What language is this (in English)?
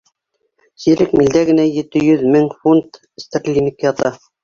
Bashkir